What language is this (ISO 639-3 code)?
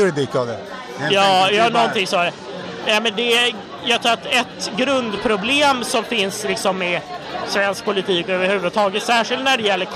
swe